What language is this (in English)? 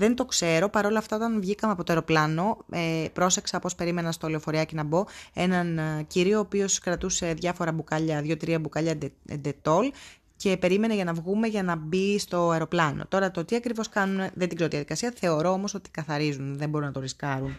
Greek